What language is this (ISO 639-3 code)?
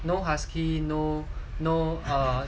eng